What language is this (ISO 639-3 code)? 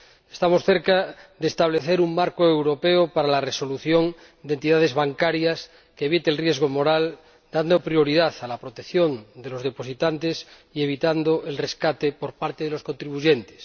spa